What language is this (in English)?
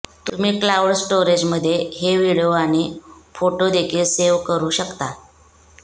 Marathi